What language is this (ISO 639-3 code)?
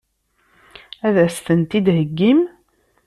kab